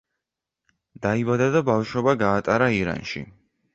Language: Georgian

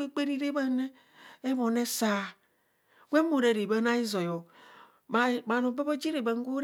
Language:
Kohumono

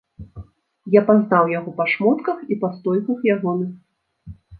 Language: Belarusian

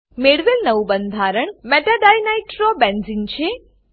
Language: Gujarati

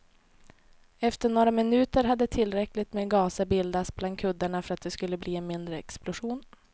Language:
Swedish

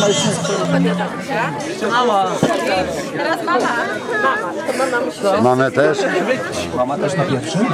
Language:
Polish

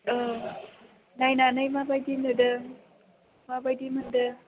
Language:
Bodo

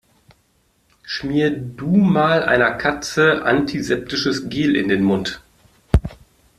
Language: German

